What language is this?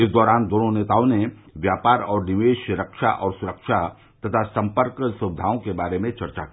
Hindi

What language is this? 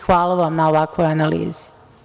Serbian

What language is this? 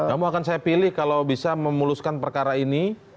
Indonesian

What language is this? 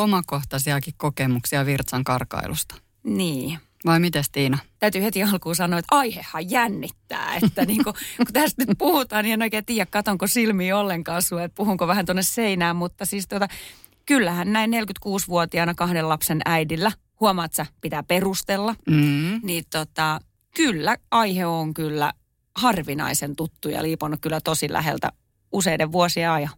Finnish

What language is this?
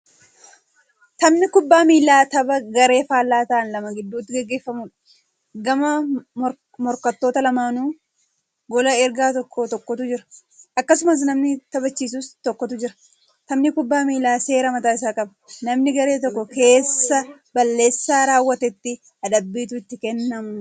Oromo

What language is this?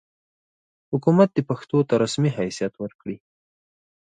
Pashto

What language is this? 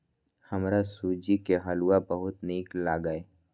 Maithili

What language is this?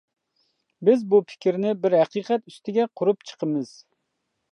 Uyghur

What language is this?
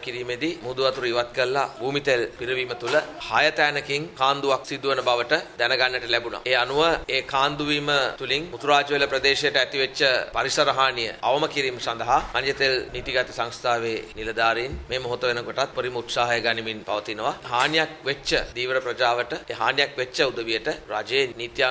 Turkish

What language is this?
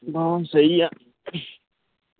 Punjabi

